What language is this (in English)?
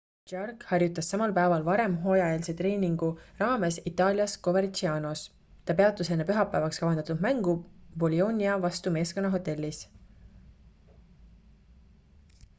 Estonian